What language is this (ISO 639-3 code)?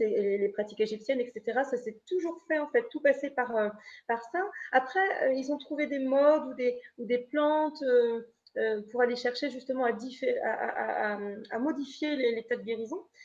fra